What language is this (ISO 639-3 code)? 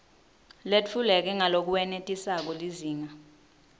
ssw